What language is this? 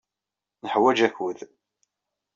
Kabyle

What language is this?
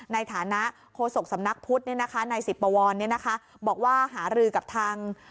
Thai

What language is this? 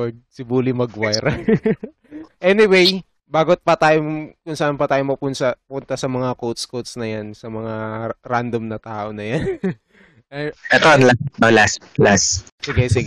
Filipino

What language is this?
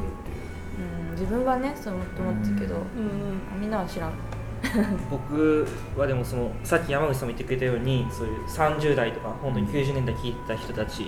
Japanese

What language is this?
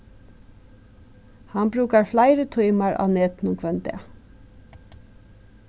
Faroese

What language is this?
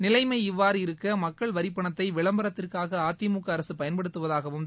Tamil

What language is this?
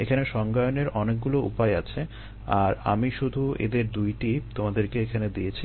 Bangla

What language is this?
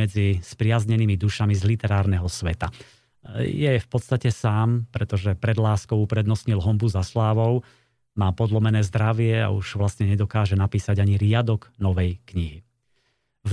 Slovak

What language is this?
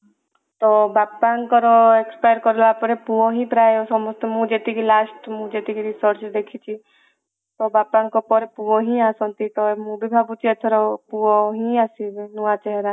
Odia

